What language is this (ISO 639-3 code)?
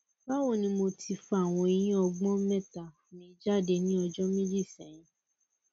yor